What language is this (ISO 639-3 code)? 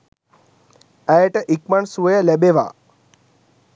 sin